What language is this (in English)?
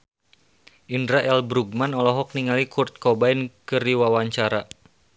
Sundanese